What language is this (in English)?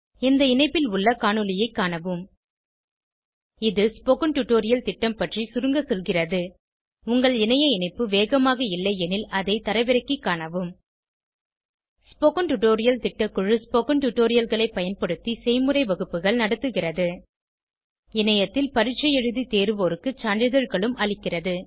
Tamil